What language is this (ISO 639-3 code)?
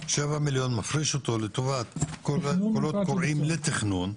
heb